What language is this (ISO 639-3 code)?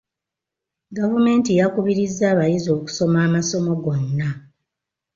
lug